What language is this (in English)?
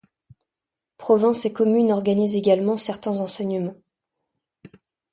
French